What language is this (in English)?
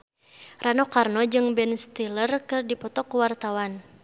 Sundanese